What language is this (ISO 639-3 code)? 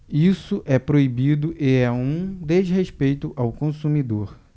por